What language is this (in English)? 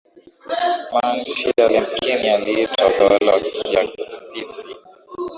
Swahili